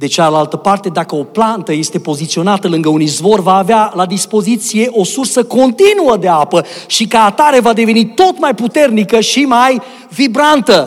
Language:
Romanian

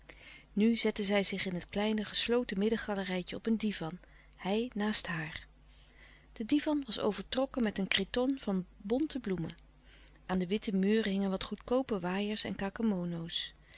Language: Dutch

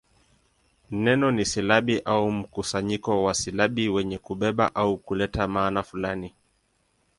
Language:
Swahili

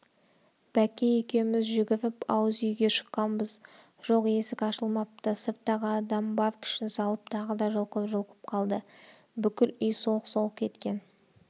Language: Kazakh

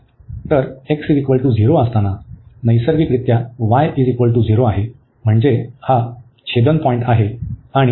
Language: Marathi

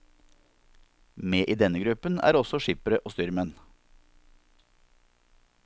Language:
Norwegian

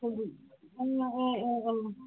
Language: Manipuri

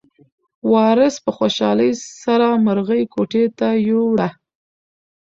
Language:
Pashto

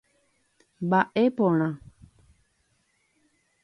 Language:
Guarani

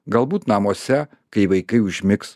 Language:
Lithuanian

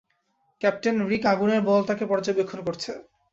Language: Bangla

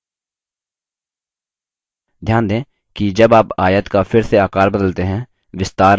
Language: Hindi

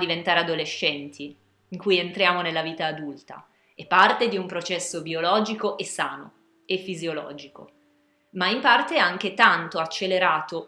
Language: Italian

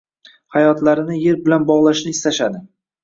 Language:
Uzbek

